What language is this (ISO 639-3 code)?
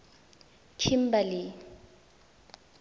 tsn